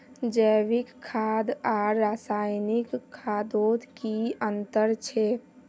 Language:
Magahi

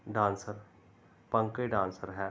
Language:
Punjabi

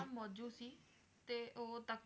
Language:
Punjabi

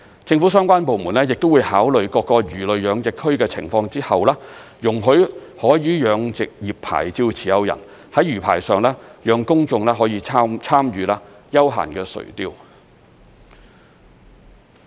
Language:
Cantonese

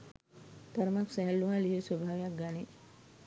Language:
Sinhala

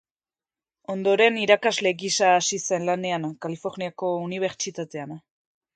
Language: Basque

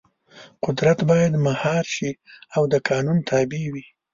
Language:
Pashto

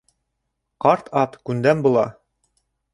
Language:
Bashkir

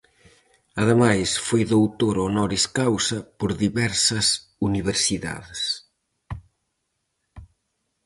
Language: Galician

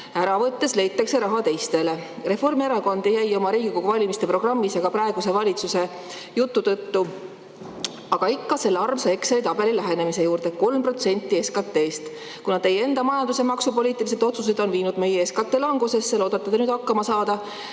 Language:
Estonian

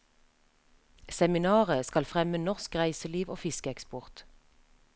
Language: Norwegian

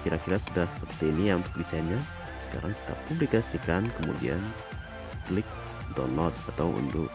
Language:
Indonesian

